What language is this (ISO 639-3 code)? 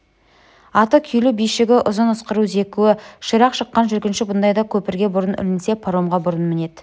kaz